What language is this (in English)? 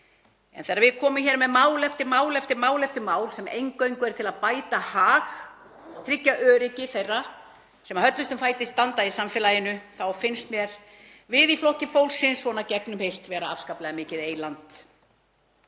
Icelandic